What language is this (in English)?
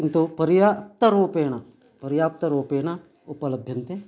Sanskrit